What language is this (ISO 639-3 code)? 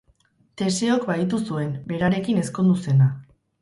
eus